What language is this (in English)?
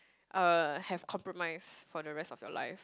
English